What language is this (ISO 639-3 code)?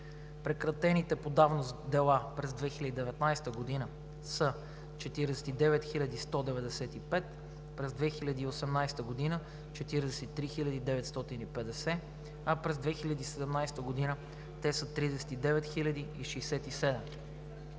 bul